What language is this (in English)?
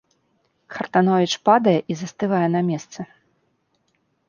Belarusian